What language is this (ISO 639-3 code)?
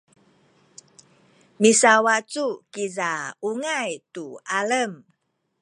szy